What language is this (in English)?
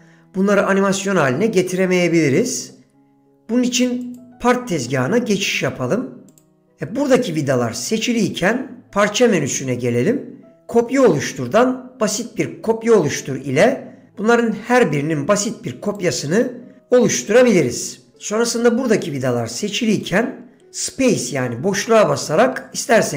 Turkish